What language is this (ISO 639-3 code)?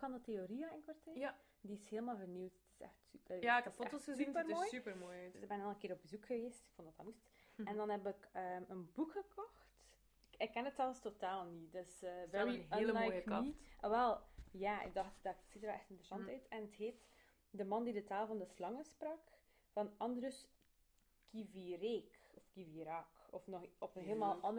nld